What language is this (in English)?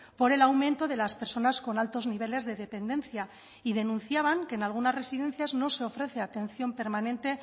Spanish